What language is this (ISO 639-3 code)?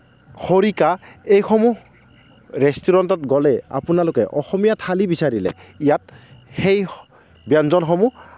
asm